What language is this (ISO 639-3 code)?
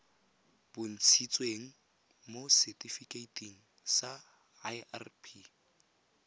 tsn